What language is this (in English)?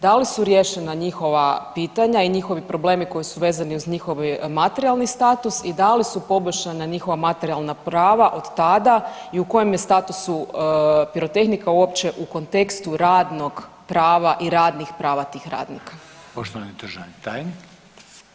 Croatian